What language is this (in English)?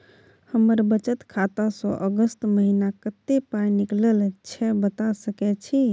Maithili